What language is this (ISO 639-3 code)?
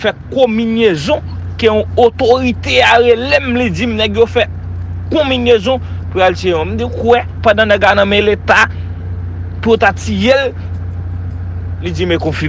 fra